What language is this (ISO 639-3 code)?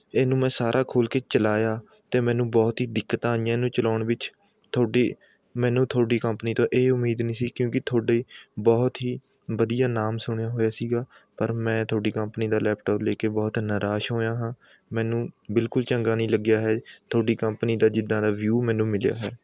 pan